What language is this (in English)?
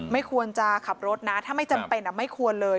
Thai